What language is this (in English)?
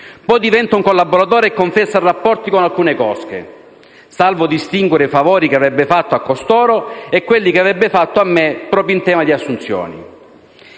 Italian